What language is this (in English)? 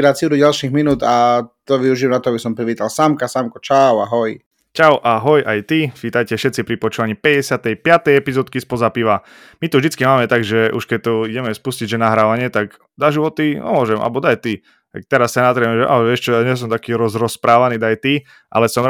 Slovak